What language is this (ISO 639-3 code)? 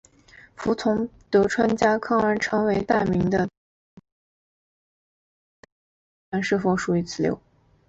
zho